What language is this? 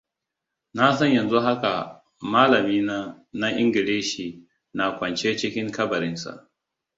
Hausa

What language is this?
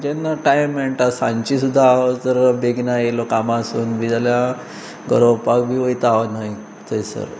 Konkani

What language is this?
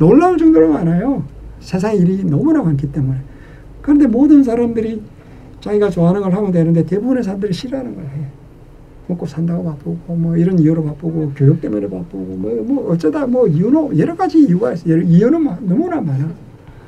Korean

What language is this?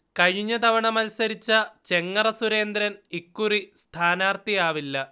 Malayalam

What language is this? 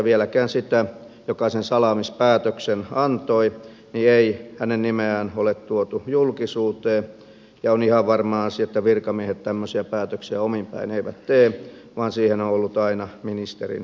Finnish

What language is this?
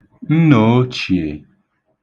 Igbo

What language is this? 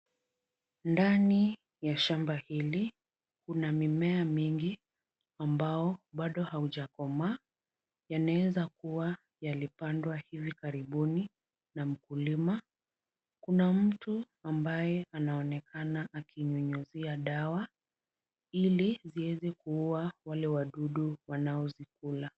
Swahili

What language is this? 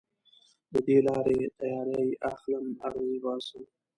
Pashto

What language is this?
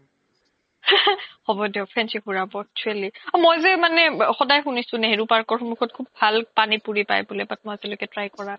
Assamese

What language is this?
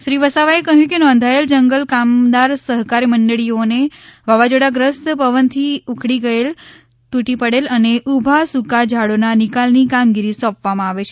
Gujarati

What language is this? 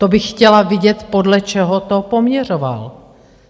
Czech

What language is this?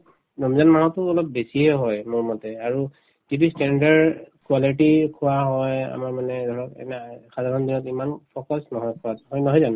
Assamese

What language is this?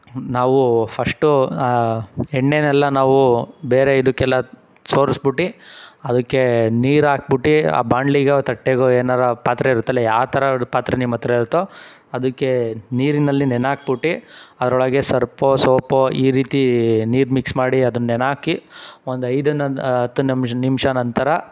Kannada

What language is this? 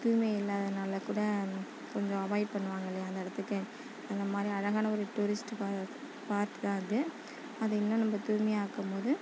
Tamil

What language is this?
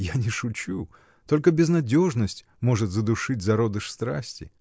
Russian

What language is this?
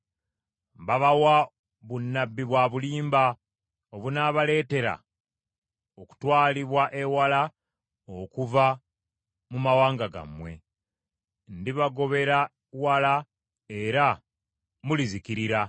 Ganda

